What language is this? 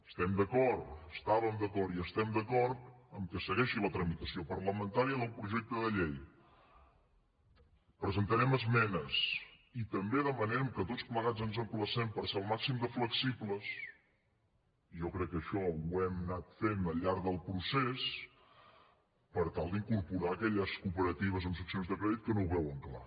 Catalan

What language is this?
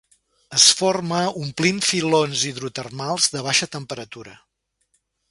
Catalan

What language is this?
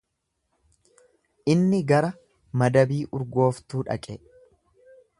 Oromo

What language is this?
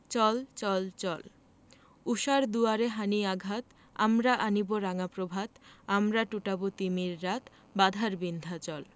Bangla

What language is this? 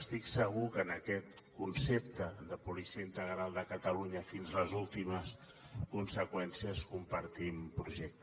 Catalan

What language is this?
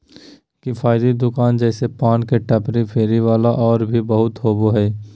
Magahi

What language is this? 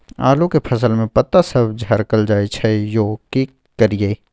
Maithili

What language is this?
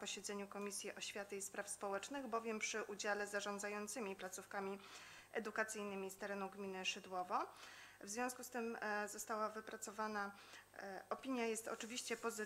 Polish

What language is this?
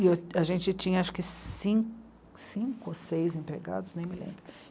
Portuguese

